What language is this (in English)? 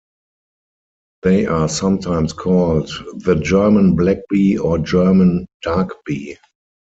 English